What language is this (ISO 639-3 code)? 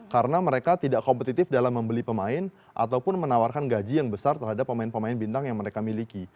ind